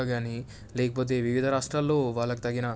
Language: Telugu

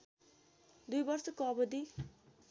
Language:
Nepali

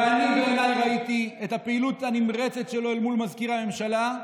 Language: Hebrew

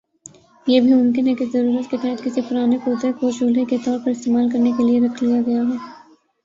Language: Urdu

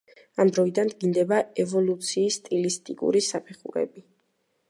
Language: Georgian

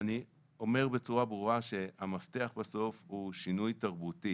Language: Hebrew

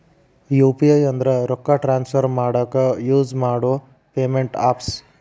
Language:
Kannada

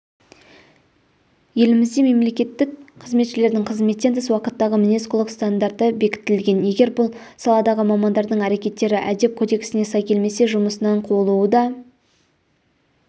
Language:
Kazakh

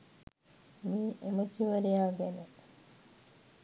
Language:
Sinhala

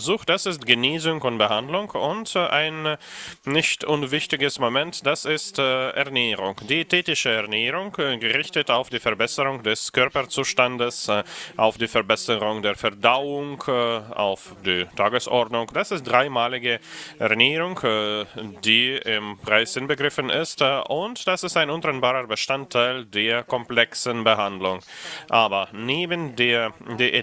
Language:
German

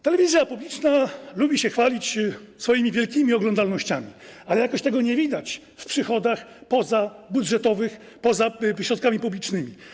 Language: Polish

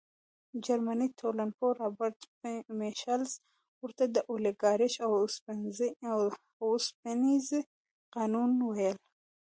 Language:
Pashto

